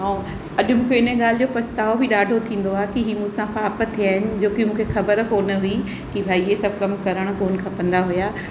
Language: Sindhi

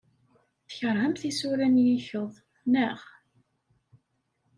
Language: Kabyle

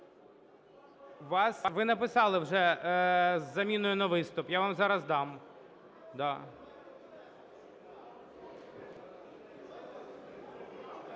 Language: Ukrainian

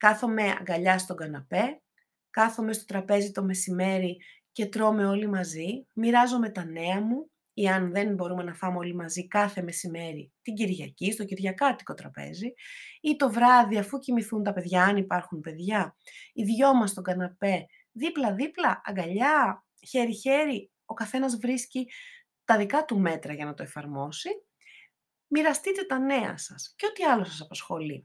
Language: Greek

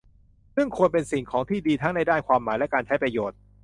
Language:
Thai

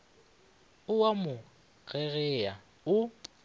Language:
Northern Sotho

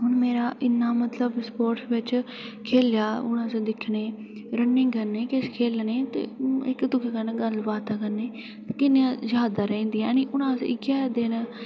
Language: Dogri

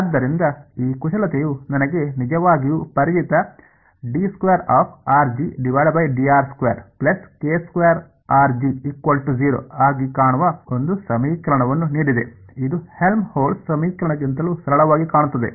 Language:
Kannada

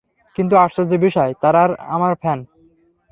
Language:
Bangla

